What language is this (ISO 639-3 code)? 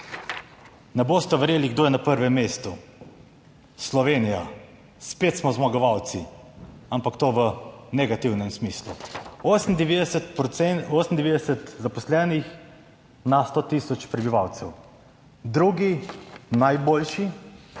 slv